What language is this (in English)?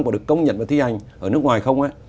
Vietnamese